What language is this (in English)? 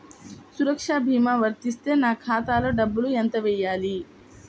Telugu